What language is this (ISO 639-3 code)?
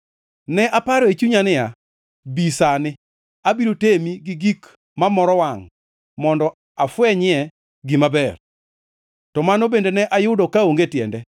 luo